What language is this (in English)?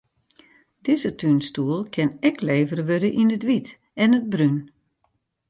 Western Frisian